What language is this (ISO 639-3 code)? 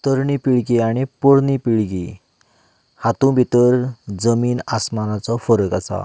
kok